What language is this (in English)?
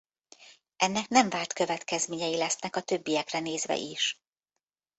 Hungarian